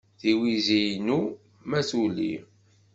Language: Kabyle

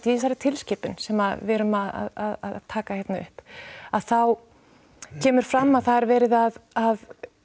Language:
Icelandic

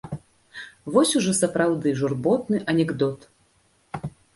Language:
Belarusian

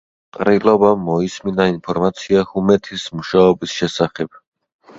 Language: Georgian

